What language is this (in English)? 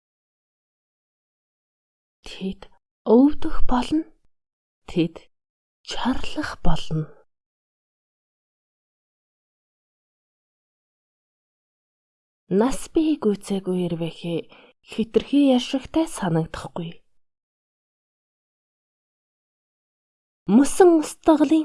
Mongolian